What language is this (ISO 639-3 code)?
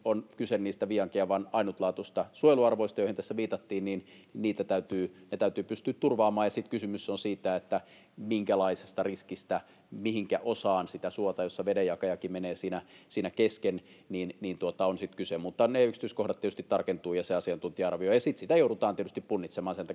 fin